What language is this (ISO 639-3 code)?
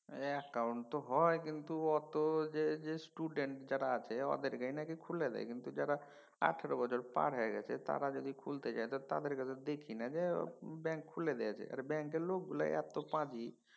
ben